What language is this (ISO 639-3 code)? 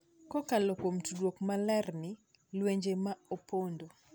luo